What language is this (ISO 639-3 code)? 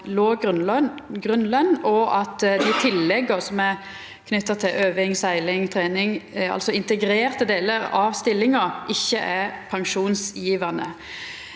nor